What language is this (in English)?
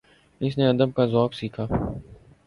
Urdu